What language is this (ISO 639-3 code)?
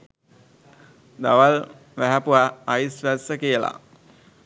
sin